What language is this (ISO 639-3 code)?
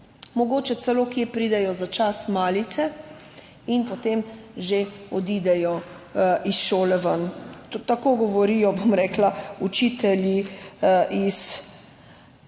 slv